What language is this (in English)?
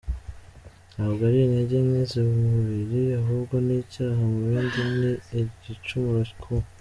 Kinyarwanda